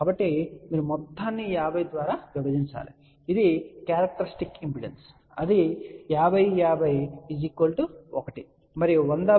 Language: Telugu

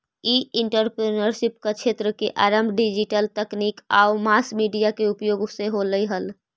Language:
Magahi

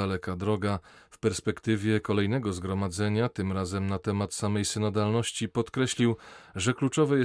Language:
Polish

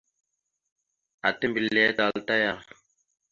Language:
Mada (Cameroon)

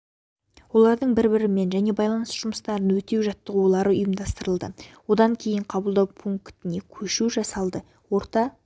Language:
Kazakh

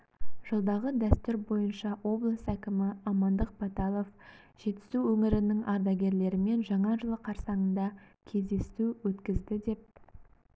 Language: Kazakh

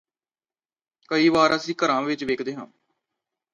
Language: Punjabi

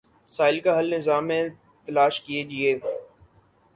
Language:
Urdu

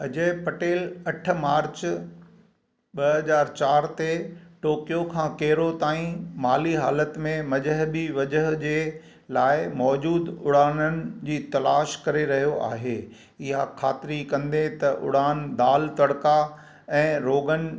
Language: Sindhi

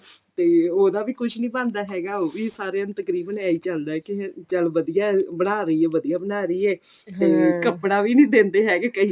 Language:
Punjabi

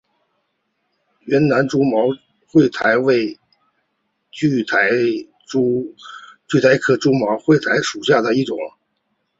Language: Chinese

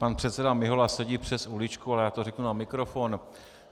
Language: Czech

